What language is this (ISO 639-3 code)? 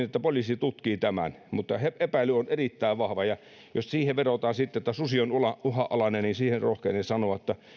fin